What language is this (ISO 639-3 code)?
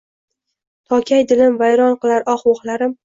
uzb